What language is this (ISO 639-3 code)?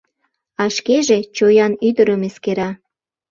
chm